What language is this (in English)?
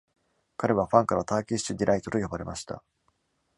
Japanese